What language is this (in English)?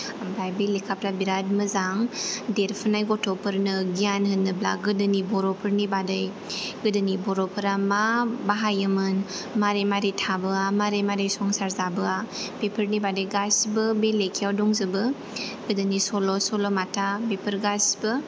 Bodo